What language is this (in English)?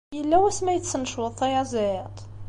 Kabyle